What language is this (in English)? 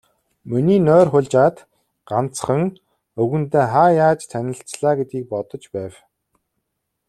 Mongolian